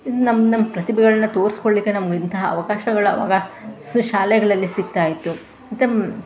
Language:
Kannada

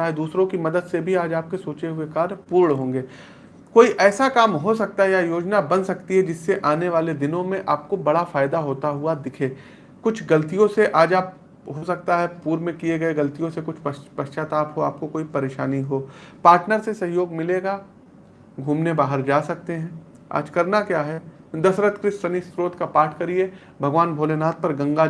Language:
Hindi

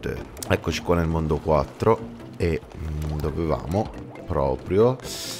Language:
Italian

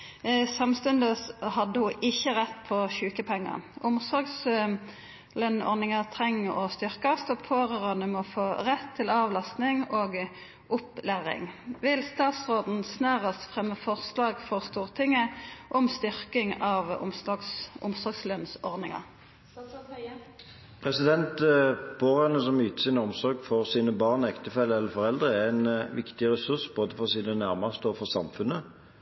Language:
Norwegian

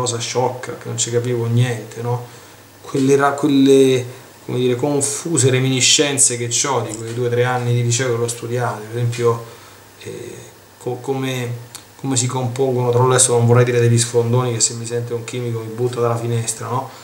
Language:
Italian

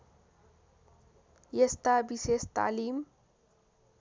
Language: Nepali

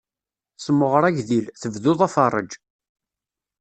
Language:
Kabyle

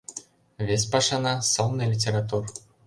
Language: Mari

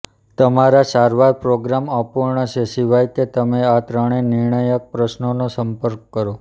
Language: Gujarati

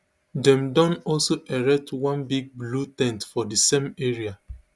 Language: Nigerian Pidgin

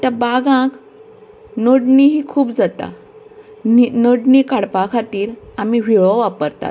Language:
Konkani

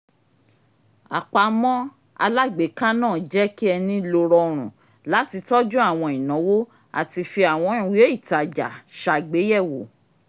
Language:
Yoruba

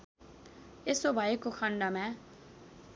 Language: Nepali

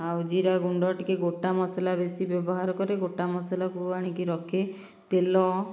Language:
Odia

